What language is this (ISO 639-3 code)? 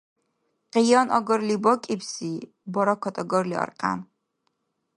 dar